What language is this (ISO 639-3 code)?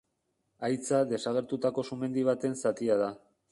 eus